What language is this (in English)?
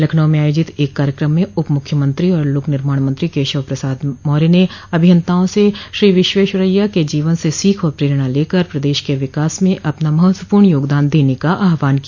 Hindi